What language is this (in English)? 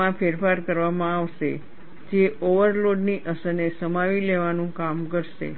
Gujarati